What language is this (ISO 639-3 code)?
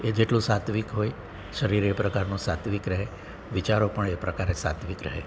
guj